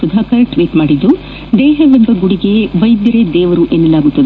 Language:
Kannada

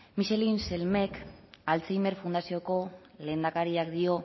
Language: Basque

